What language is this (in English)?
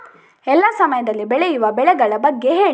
Kannada